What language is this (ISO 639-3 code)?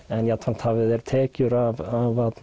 isl